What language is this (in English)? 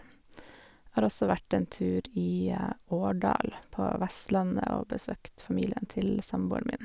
Norwegian